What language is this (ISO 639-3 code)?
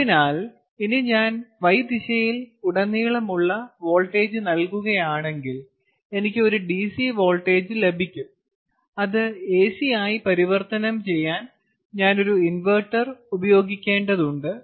mal